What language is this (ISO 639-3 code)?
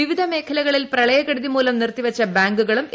mal